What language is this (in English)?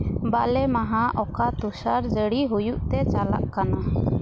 Santali